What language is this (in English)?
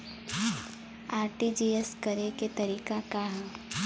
Bhojpuri